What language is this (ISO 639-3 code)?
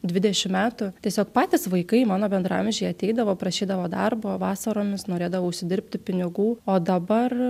lit